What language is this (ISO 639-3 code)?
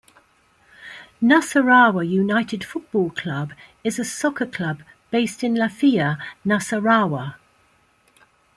eng